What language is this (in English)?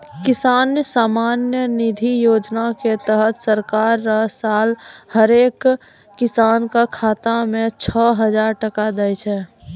Maithili